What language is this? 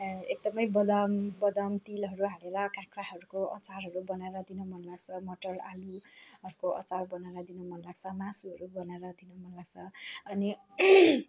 Nepali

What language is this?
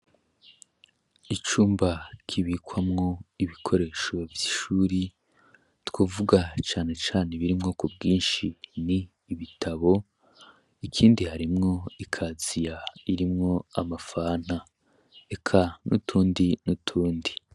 Rundi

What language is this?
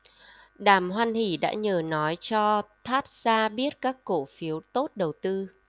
Vietnamese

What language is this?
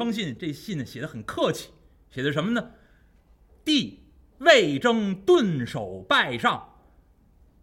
Chinese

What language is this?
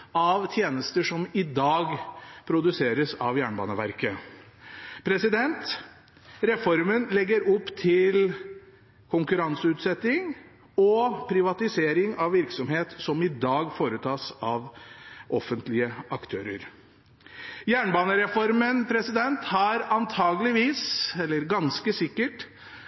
Norwegian Bokmål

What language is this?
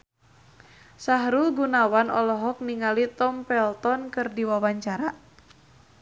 Sundanese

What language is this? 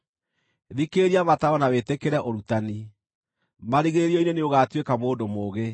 Kikuyu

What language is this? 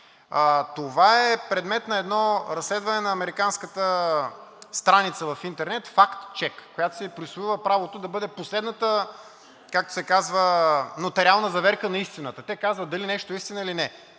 Bulgarian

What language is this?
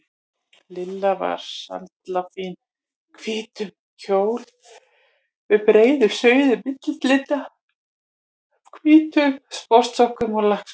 Icelandic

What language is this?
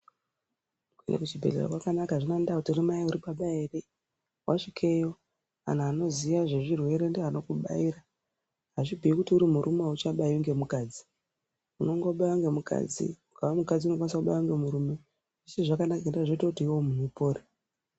Ndau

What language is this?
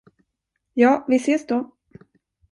Swedish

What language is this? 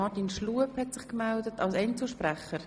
Swiss German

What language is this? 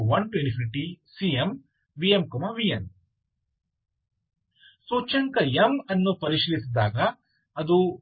Kannada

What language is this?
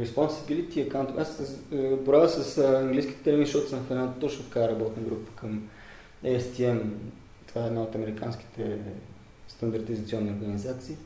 Bulgarian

